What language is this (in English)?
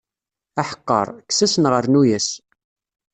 Kabyle